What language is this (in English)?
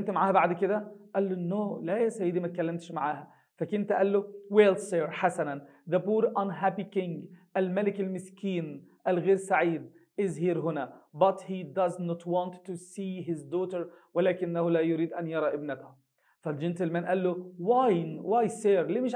Arabic